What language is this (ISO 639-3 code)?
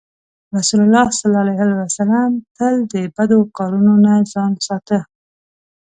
pus